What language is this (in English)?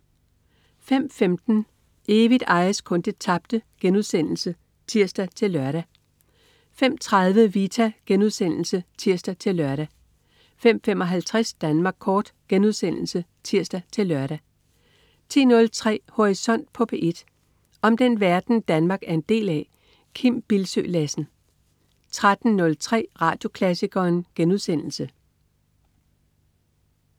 Danish